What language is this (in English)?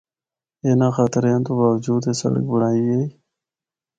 Northern Hindko